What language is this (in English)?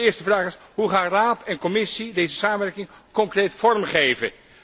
Dutch